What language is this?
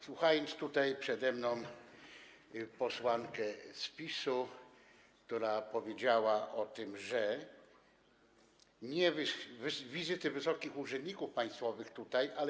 Polish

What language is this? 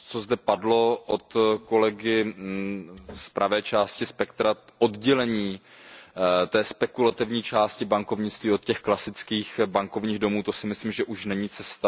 Czech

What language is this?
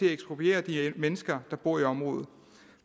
Danish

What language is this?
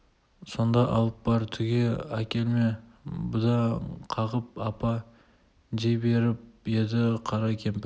Kazakh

